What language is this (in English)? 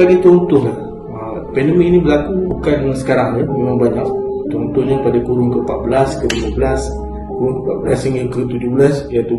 Malay